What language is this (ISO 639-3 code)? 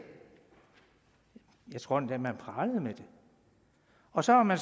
dan